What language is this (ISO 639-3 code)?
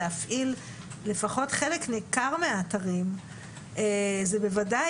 heb